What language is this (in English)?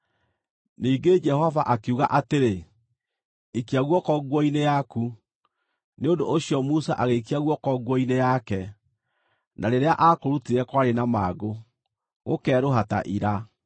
Kikuyu